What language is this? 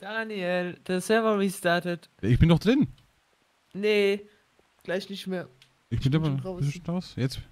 German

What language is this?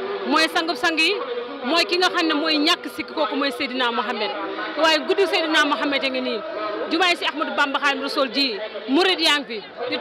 Indonesian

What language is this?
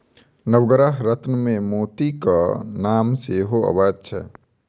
Maithili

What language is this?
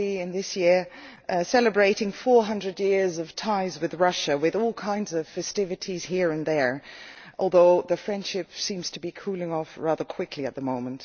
English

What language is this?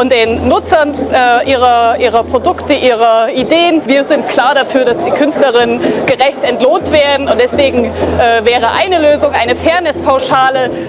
German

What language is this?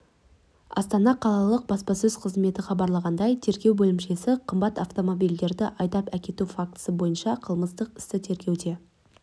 Kazakh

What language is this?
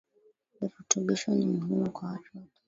Swahili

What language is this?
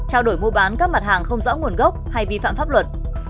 Vietnamese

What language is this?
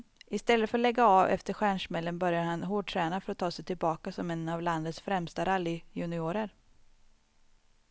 Swedish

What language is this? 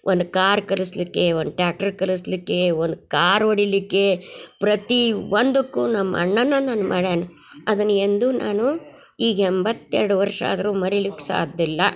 Kannada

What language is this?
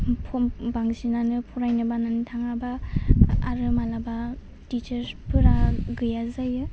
Bodo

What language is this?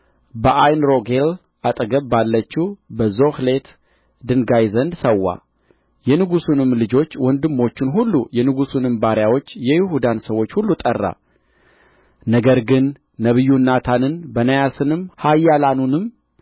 Amharic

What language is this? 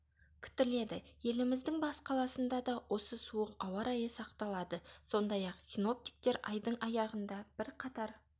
Kazakh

